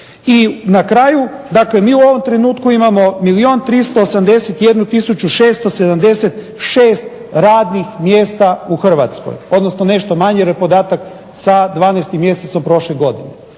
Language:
Croatian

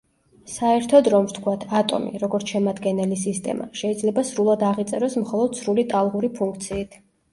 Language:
Georgian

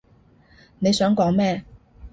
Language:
Cantonese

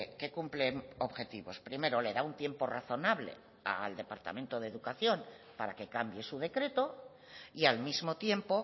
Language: Spanish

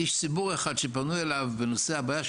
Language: Hebrew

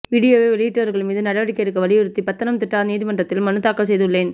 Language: Tamil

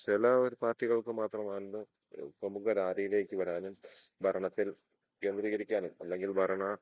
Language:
Malayalam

